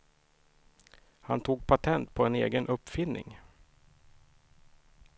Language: Swedish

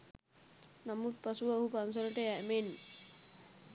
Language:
Sinhala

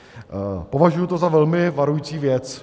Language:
Czech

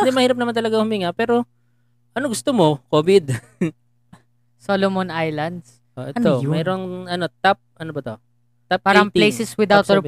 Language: Filipino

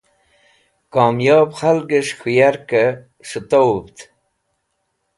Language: Wakhi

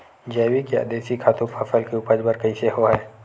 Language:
Chhattisgarhi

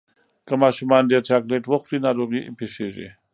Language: Pashto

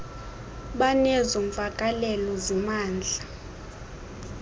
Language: Xhosa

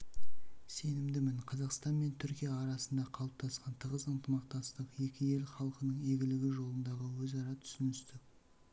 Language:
Kazakh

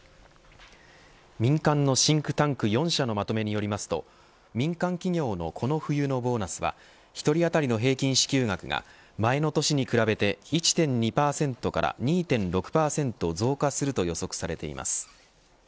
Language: Japanese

